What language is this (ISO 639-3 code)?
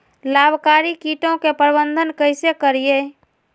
mag